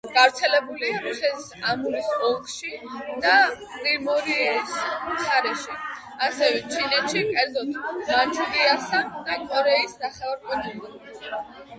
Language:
Georgian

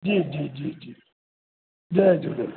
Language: Sindhi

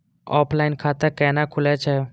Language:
Maithili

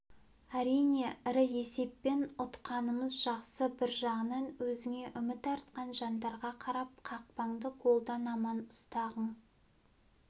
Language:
Kazakh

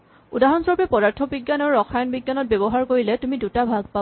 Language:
Assamese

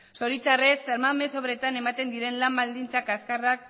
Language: Basque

